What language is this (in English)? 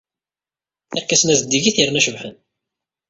Kabyle